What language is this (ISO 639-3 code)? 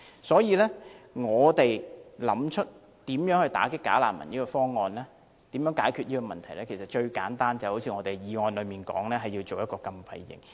yue